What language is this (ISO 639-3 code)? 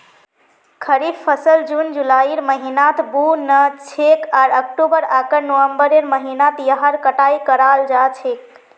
mag